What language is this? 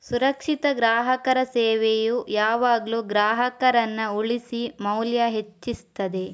Kannada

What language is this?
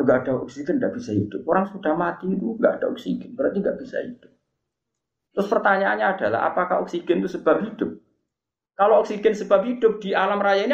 Malay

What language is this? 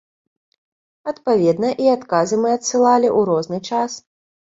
Belarusian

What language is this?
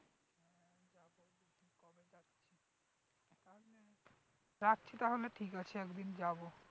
Bangla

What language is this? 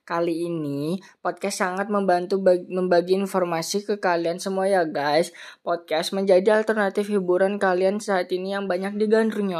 Indonesian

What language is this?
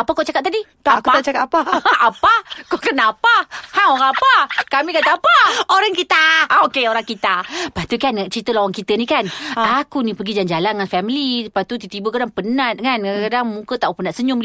Malay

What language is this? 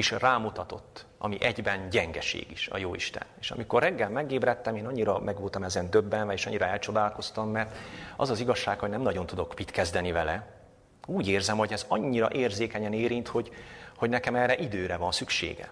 Hungarian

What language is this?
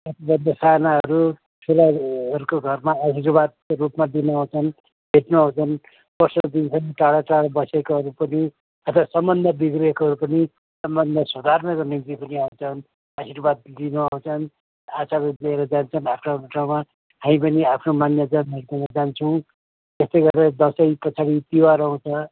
Nepali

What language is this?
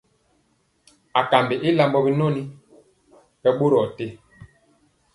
Mpiemo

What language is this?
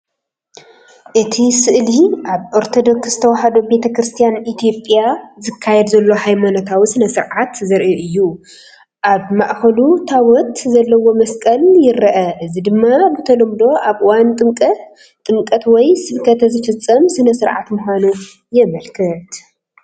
Tigrinya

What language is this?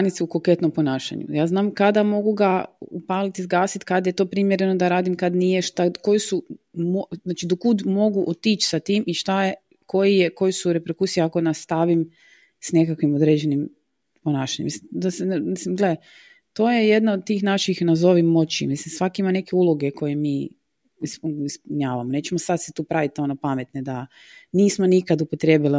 Croatian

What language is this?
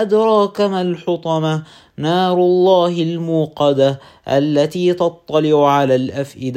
Arabic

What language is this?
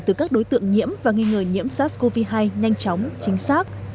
Vietnamese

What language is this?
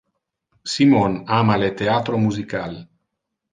Interlingua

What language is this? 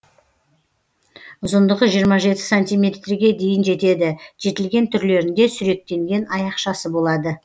Kazakh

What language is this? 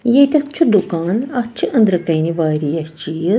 Kashmiri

